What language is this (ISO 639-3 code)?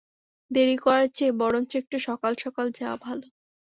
ben